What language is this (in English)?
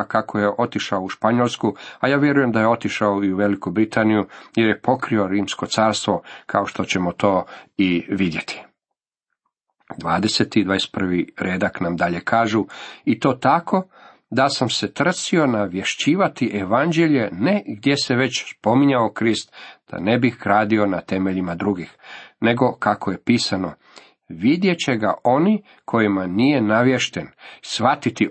Croatian